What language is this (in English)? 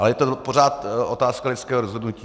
Czech